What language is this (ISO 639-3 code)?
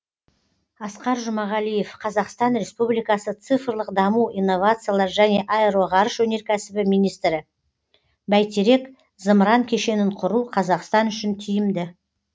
kaz